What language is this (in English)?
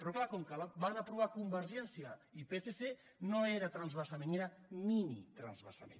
Catalan